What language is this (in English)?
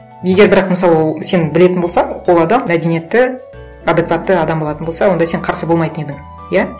Kazakh